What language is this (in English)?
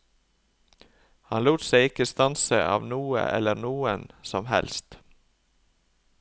Norwegian